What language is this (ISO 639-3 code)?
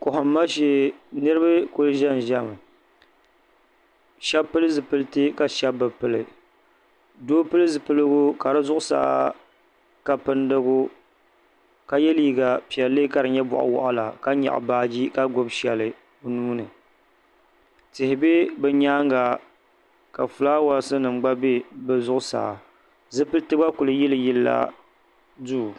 dag